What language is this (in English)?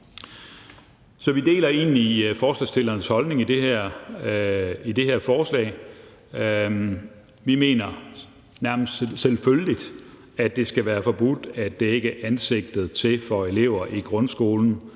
Danish